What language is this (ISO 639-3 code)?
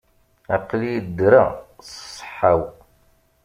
kab